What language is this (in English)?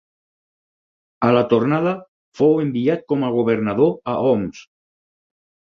Catalan